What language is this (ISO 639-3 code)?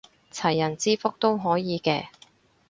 yue